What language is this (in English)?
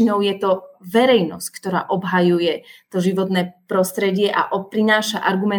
Slovak